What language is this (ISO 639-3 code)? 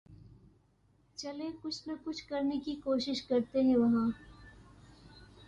urd